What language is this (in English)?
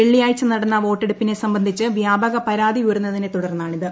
Malayalam